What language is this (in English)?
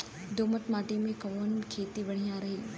Bhojpuri